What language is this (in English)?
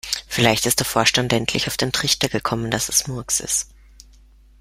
German